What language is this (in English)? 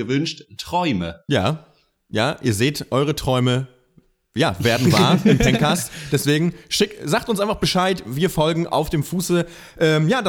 German